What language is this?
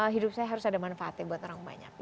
Indonesian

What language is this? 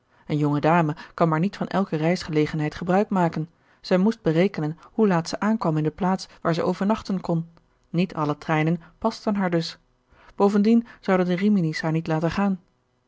Dutch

